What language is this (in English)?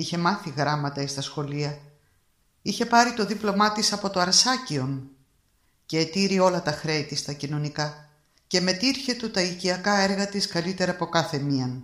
Greek